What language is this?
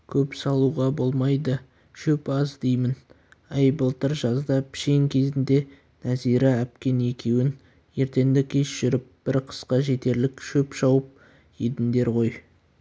Kazakh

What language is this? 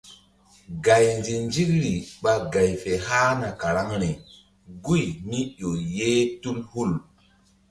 Mbum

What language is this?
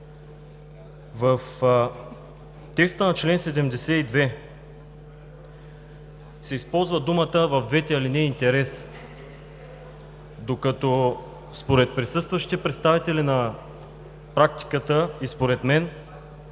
Bulgarian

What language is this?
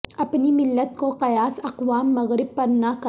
Urdu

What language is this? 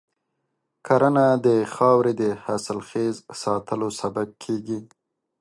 Pashto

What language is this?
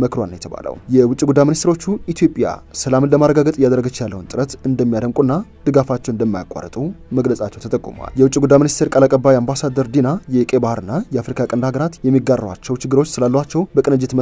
Arabic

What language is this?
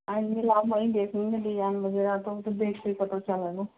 Hindi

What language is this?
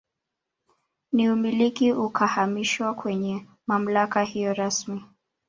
Swahili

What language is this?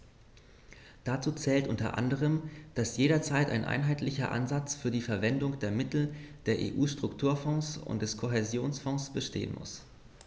German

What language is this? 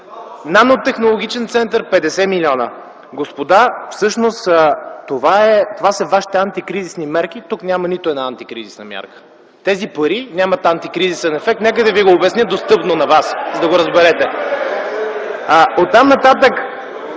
Bulgarian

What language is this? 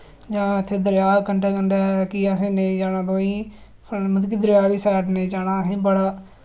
Dogri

